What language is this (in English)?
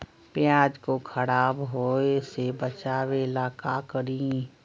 Magahi